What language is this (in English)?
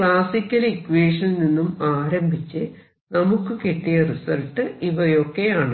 Malayalam